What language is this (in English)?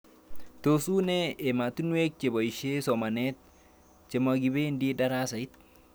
Kalenjin